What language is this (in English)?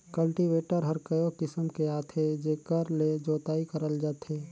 Chhattisgarhi